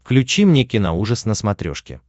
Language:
Russian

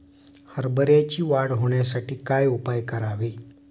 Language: Marathi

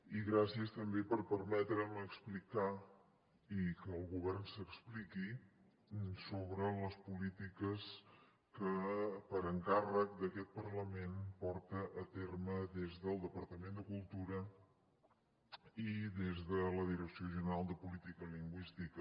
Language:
Catalan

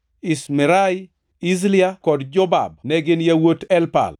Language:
Luo (Kenya and Tanzania)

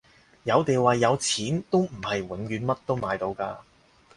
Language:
Cantonese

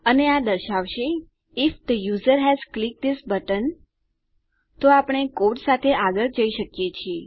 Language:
Gujarati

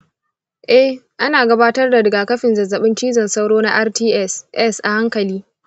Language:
Hausa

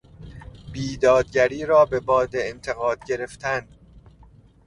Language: Persian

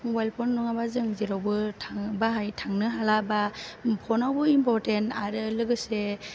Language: Bodo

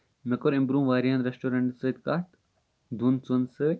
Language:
Kashmiri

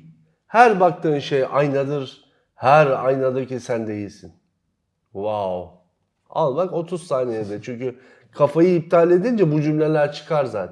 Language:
Turkish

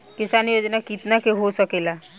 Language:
Bhojpuri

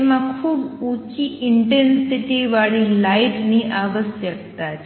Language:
Gujarati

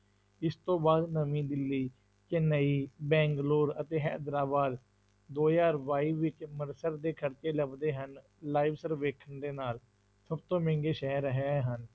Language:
Punjabi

